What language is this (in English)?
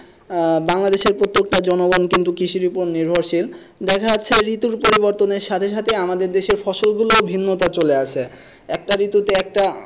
Bangla